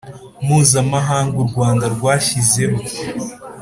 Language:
Kinyarwanda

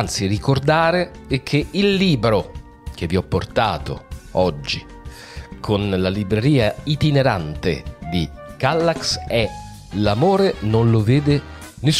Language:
Italian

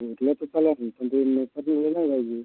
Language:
Marathi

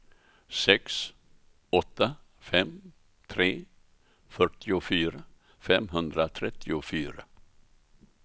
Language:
Swedish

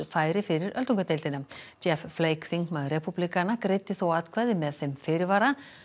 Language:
Icelandic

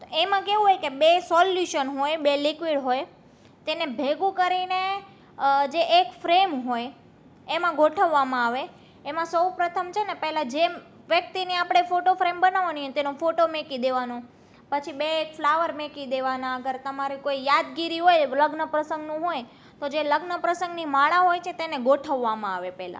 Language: Gujarati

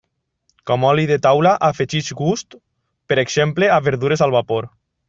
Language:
Catalan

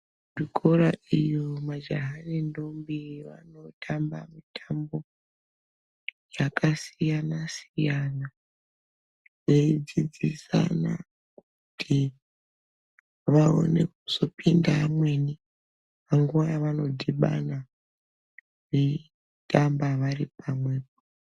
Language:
Ndau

